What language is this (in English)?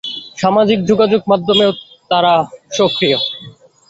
Bangla